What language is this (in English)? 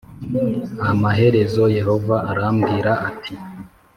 Kinyarwanda